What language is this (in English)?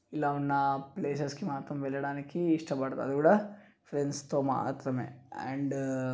Telugu